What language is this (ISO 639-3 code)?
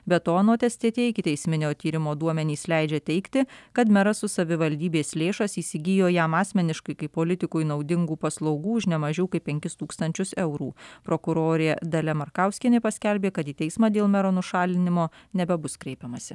lit